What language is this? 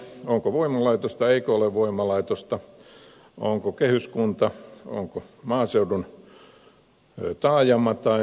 Finnish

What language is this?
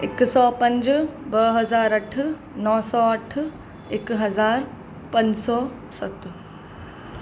Sindhi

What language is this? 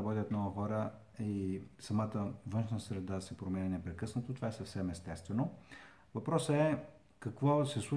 Bulgarian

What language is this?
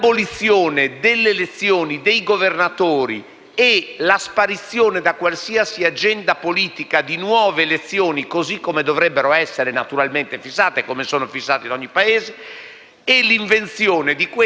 Italian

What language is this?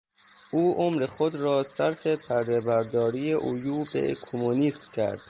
Persian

